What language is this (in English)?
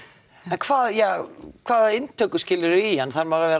Icelandic